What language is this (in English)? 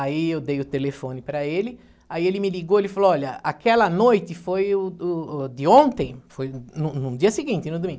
Portuguese